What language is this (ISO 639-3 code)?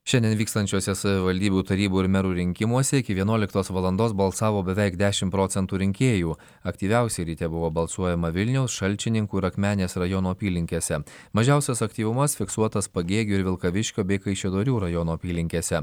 lit